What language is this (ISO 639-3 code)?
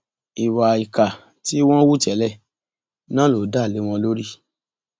yor